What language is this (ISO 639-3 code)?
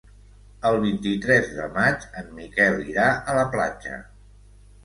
cat